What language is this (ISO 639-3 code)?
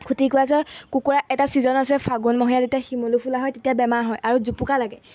asm